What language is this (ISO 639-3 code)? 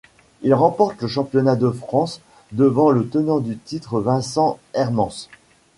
fra